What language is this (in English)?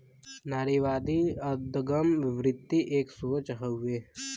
Bhojpuri